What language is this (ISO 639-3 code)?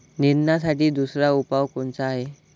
mar